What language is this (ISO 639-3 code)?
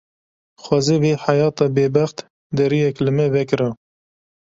kur